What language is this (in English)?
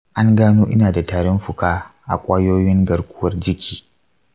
Hausa